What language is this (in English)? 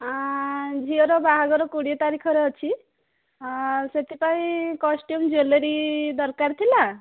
Odia